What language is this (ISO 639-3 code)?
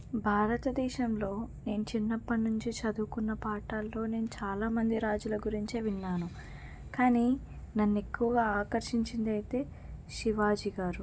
tel